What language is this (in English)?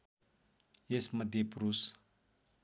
Nepali